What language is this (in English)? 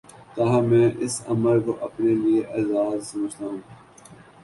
Urdu